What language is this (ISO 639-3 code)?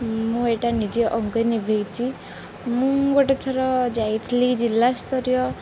ori